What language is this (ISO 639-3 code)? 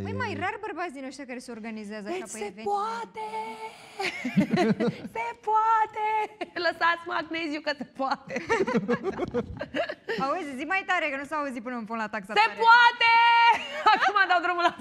ron